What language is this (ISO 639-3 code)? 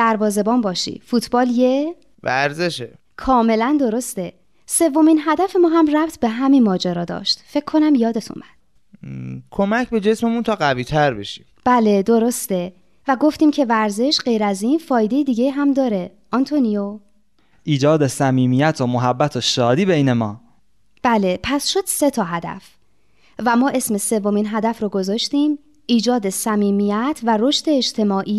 fas